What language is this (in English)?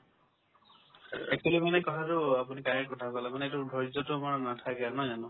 Assamese